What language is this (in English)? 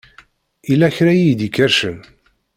Kabyle